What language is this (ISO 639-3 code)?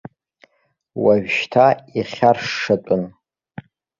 abk